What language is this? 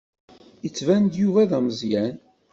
Kabyle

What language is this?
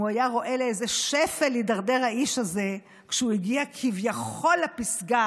Hebrew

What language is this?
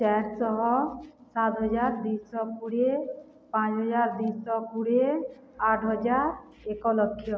Odia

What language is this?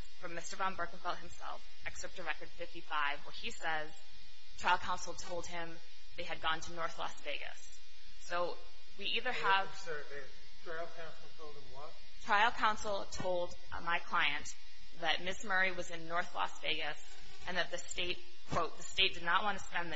English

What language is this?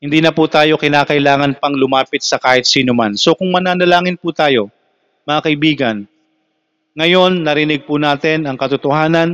Filipino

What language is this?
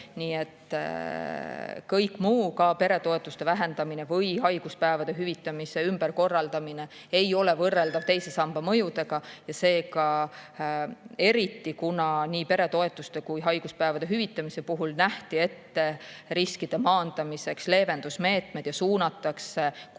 Estonian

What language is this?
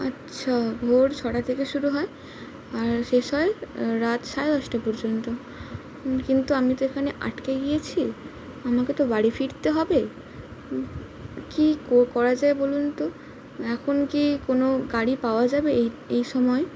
Bangla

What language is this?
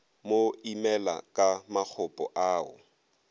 Northern Sotho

